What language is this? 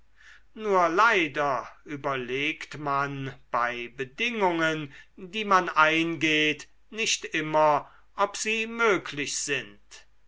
German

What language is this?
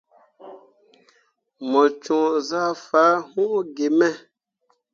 Mundang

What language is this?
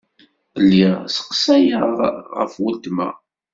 Kabyle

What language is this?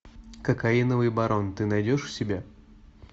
Russian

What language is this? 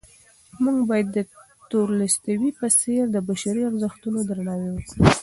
Pashto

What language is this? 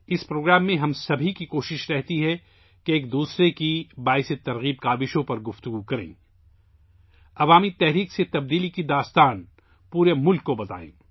Urdu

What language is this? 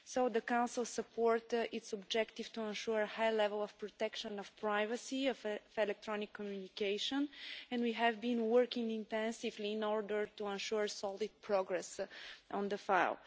English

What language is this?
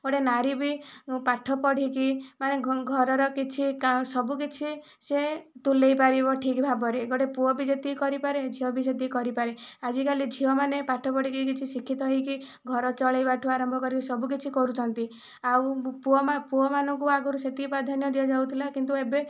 Odia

